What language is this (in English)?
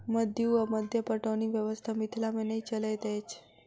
Maithili